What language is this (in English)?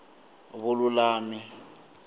Tsonga